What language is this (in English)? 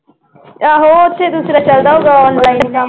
Punjabi